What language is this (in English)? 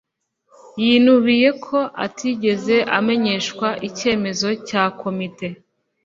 Kinyarwanda